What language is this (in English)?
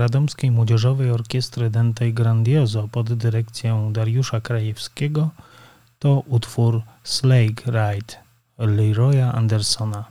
Polish